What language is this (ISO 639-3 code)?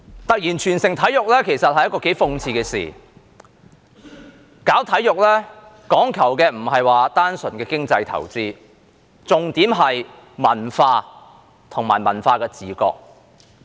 yue